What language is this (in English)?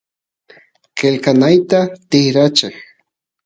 Santiago del Estero Quichua